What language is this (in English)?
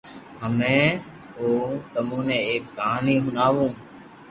Loarki